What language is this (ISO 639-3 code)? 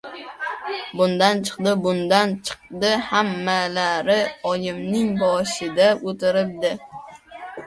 uzb